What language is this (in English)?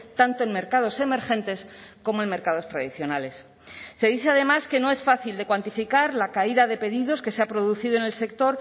Spanish